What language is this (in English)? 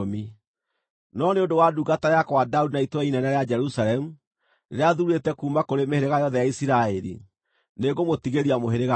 Kikuyu